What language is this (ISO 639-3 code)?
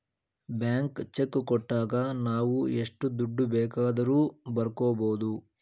kan